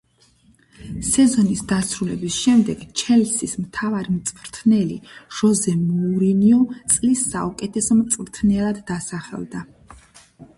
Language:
Georgian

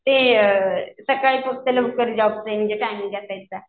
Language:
Marathi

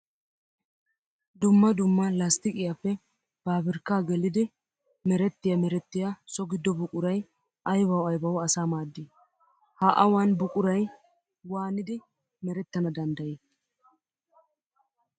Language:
Wolaytta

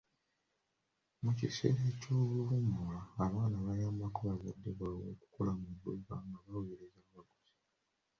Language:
Ganda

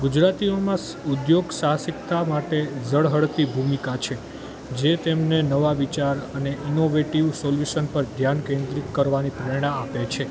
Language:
Gujarati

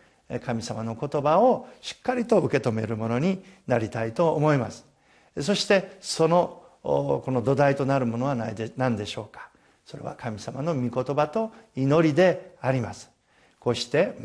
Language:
Japanese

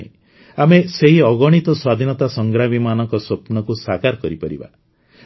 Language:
Odia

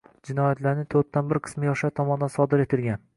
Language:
Uzbek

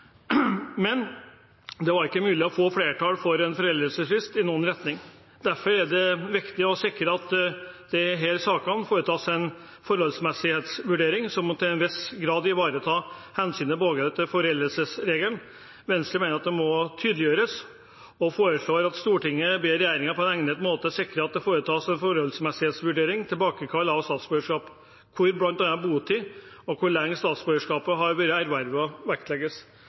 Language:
Norwegian Bokmål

